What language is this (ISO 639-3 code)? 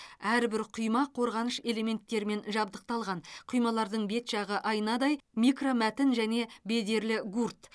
kaz